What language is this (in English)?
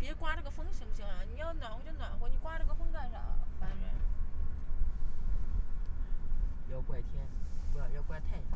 Chinese